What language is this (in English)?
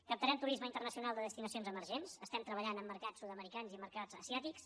Catalan